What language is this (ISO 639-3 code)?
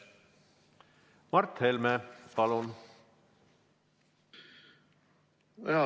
est